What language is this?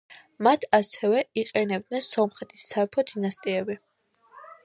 Georgian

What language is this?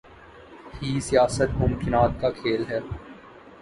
Urdu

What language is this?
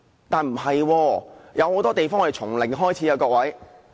Cantonese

